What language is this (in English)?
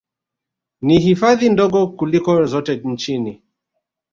Swahili